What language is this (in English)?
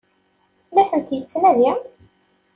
Kabyle